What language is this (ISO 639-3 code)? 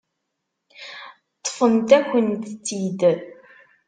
kab